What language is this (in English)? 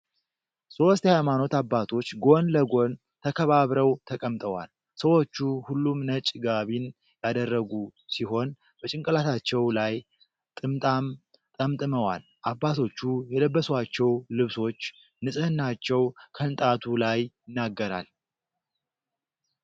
Amharic